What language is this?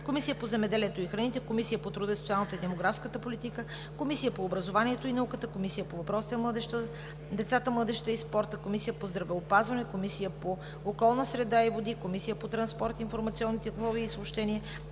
Bulgarian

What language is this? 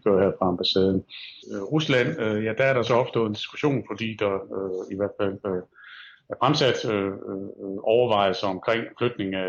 Danish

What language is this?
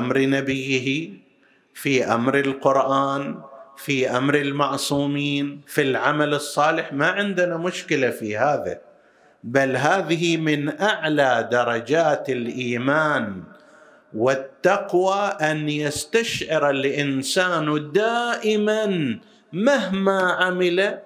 Arabic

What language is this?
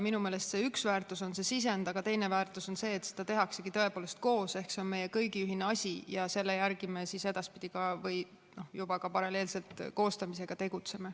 Estonian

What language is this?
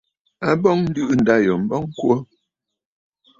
Bafut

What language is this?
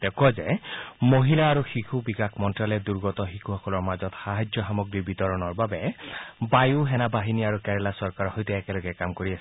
Assamese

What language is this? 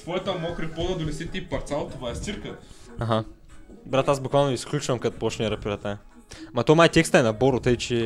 Bulgarian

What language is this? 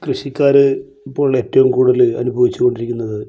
Malayalam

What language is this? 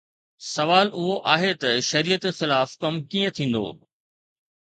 Sindhi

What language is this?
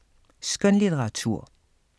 Danish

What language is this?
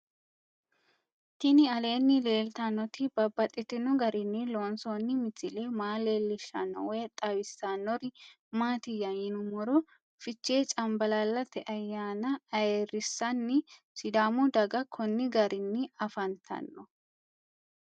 Sidamo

